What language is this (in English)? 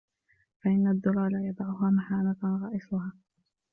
Arabic